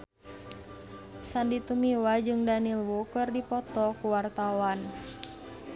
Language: Sundanese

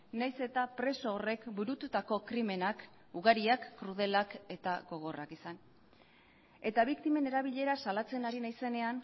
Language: Basque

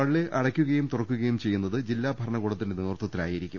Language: Malayalam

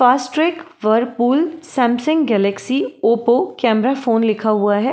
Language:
Hindi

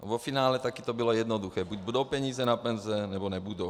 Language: Czech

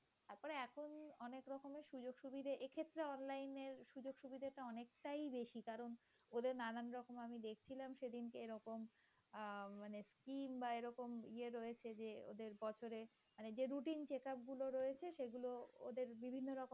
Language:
Bangla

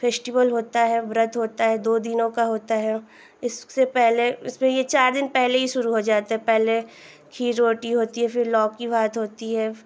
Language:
Hindi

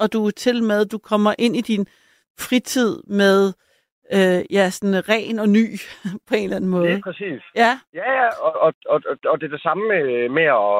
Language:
Danish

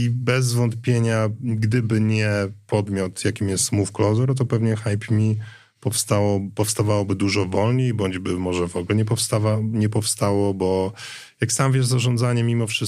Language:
Polish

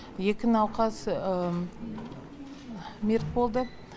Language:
Kazakh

